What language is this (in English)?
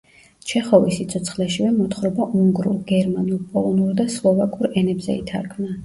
Georgian